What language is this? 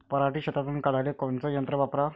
Marathi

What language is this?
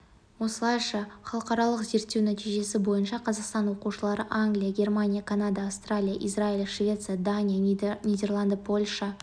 Kazakh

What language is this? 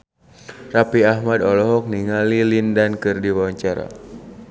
Sundanese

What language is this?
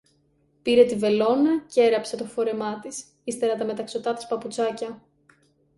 Greek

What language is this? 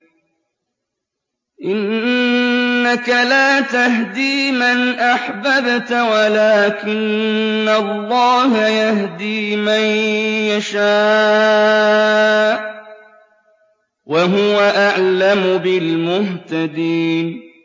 Arabic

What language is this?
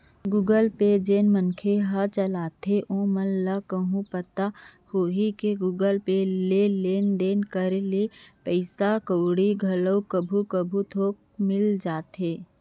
Chhattisgarhi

